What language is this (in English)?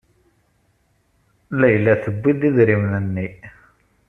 Kabyle